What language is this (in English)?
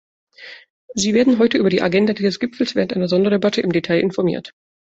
German